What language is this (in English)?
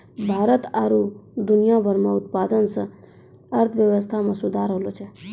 Maithili